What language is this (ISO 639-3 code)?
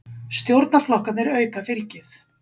isl